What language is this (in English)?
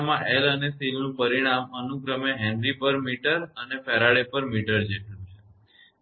Gujarati